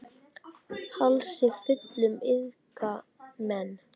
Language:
Icelandic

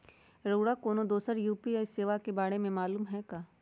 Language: Magahi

